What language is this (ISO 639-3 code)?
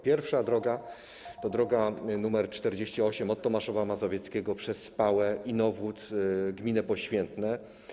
pol